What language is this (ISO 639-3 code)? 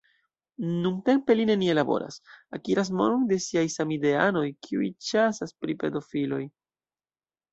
epo